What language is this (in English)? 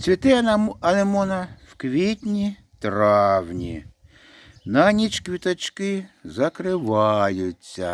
Ukrainian